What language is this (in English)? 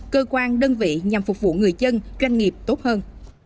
Vietnamese